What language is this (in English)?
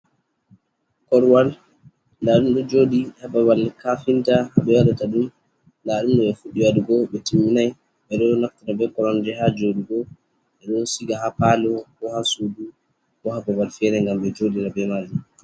Fula